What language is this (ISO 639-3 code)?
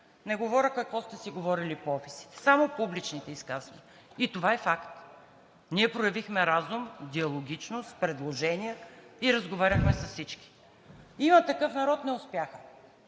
bul